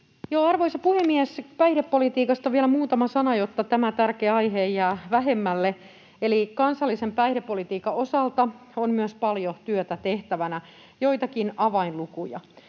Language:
Finnish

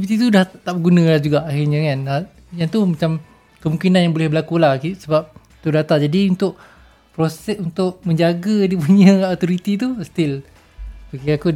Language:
Malay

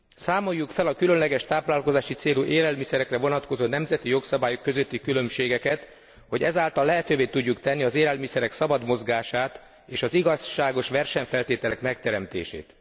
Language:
Hungarian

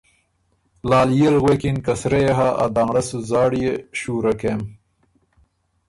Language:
Ormuri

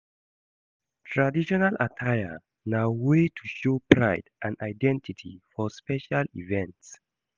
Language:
Nigerian Pidgin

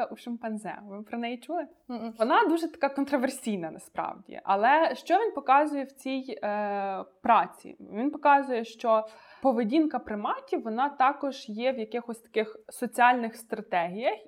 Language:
Ukrainian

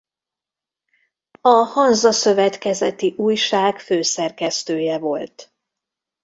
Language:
Hungarian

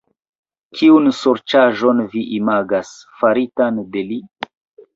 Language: Esperanto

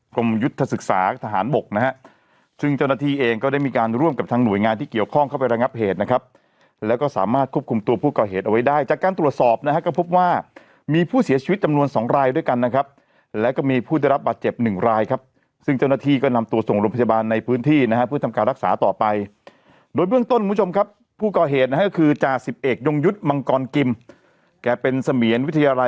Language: Thai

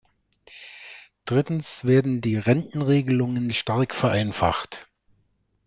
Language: German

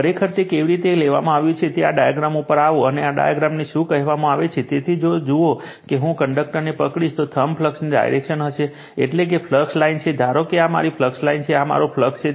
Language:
Gujarati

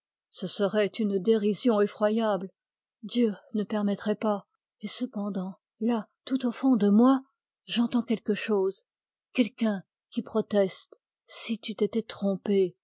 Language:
French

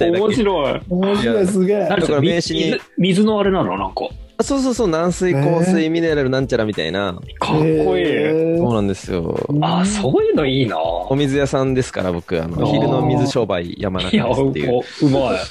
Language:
Japanese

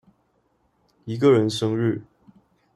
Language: Chinese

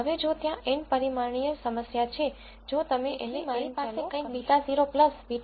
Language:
Gujarati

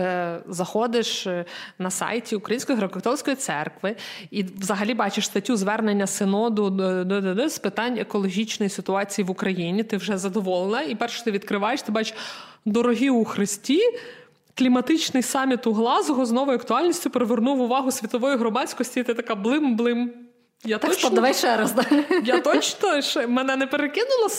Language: Ukrainian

